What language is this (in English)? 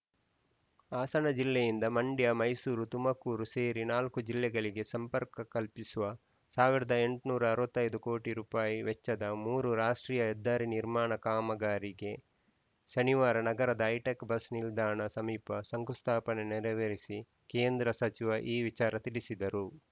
Kannada